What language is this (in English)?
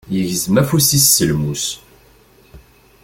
Kabyle